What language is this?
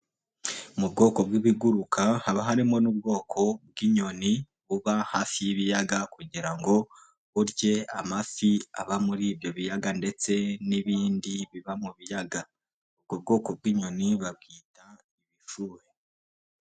Kinyarwanda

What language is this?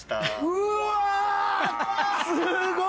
Japanese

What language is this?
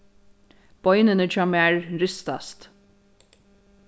Faroese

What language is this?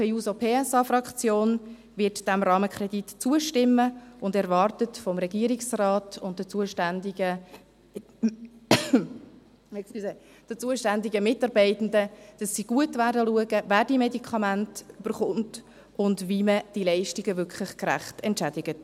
Swiss German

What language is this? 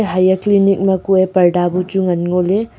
Wancho Naga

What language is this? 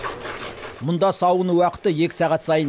Kazakh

